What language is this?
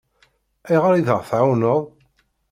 Kabyle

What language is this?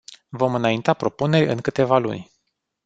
Romanian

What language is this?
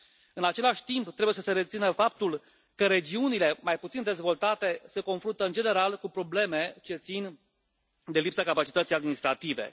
Romanian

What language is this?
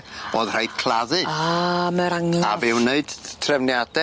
Welsh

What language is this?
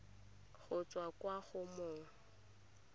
Tswana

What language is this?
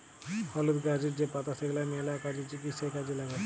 Bangla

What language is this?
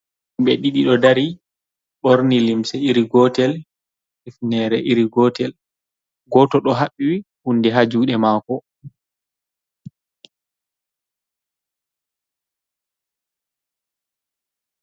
Fula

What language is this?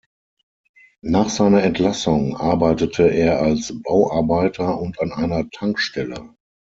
German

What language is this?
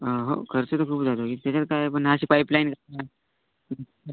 Marathi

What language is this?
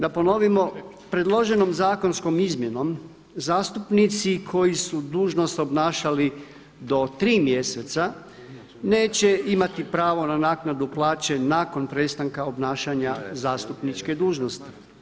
Croatian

